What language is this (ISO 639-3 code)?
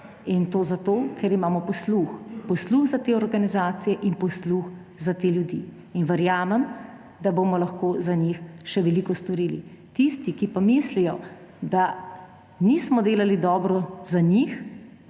slv